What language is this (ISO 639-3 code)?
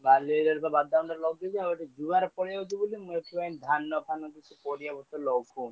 ori